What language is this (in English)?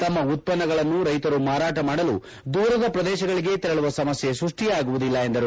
Kannada